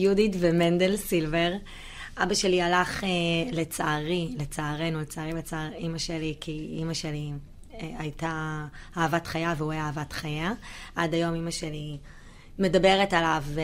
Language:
Hebrew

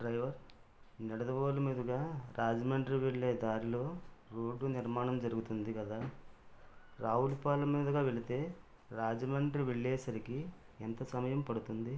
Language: Telugu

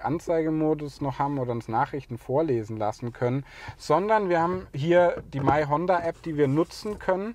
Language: German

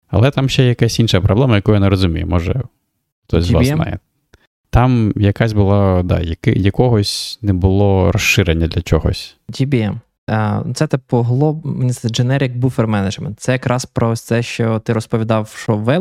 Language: Ukrainian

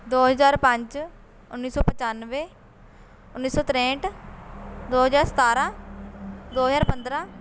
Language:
Punjabi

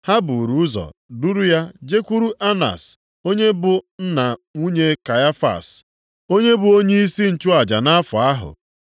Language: Igbo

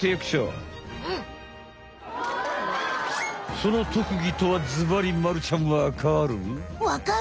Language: Japanese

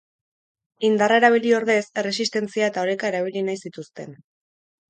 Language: Basque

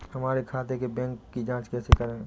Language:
Hindi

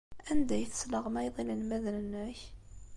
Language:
Kabyle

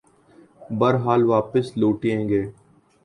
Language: Urdu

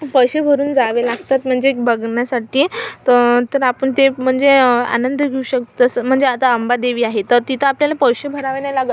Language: Marathi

